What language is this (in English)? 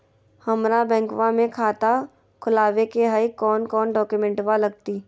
Magahi